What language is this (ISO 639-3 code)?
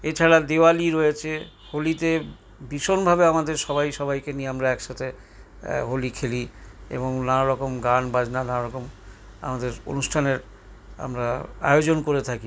ben